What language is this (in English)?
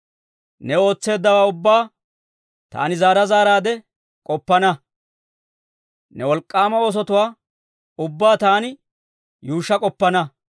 Dawro